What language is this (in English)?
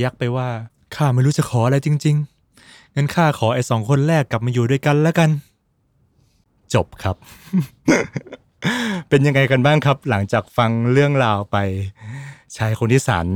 Thai